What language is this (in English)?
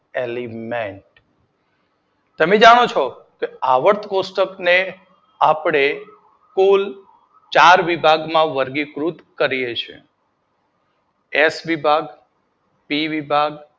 Gujarati